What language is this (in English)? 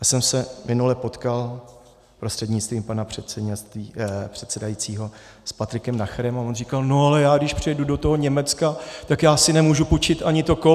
Czech